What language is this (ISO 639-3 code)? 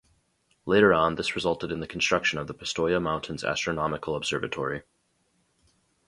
eng